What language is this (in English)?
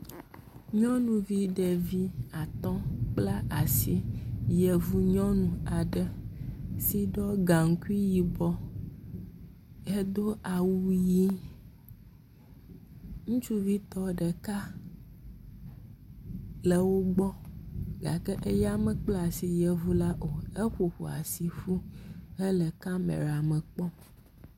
Ewe